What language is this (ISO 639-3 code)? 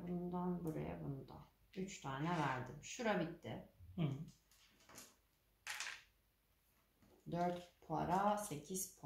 tur